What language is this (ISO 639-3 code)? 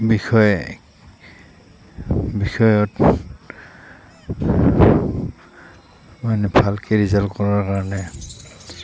asm